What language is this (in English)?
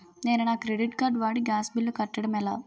Telugu